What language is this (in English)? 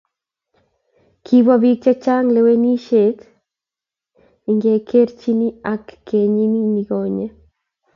Kalenjin